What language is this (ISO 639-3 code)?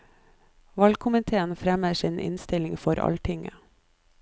nor